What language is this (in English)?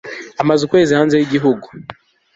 Kinyarwanda